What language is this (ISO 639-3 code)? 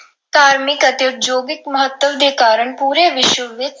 pan